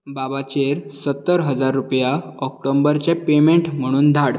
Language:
Konkani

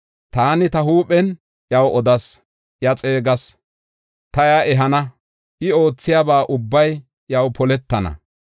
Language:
Gofa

